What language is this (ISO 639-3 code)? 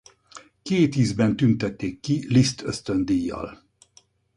hun